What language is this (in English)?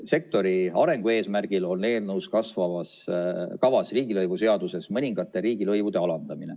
Estonian